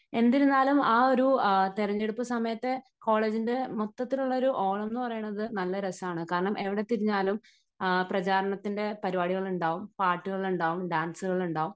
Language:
Malayalam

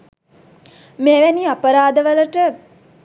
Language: Sinhala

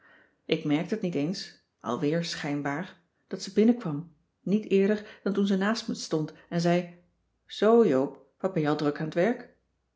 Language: Dutch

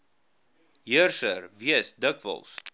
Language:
Afrikaans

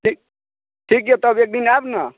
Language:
Maithili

